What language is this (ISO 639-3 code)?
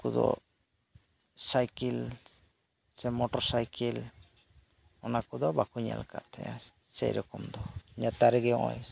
sat